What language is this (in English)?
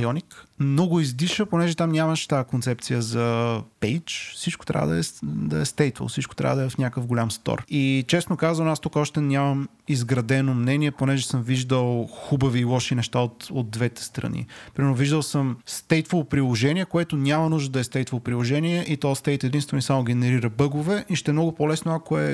Bulgarian